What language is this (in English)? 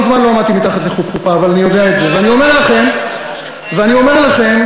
Hebrew